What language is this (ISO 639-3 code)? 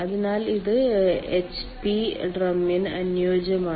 mal